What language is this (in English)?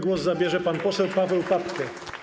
Polish